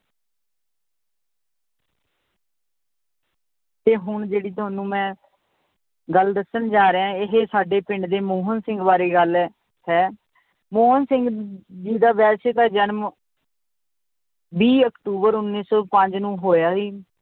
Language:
Punjabi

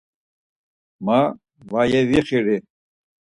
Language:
Laz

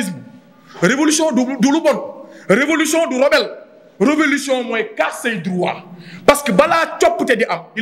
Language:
French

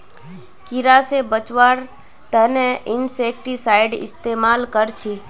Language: Magahi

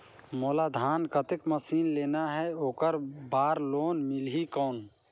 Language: Chhattisgarhi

